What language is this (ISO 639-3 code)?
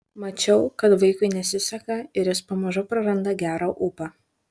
lit